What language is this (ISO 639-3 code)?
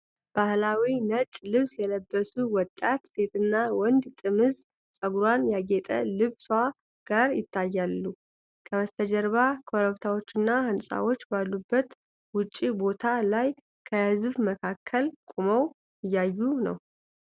amh